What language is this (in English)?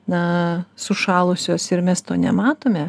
Lithuanian